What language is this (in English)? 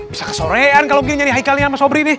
Indonesian